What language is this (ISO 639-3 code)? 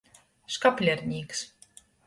ltg